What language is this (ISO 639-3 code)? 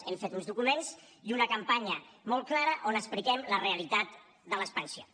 cat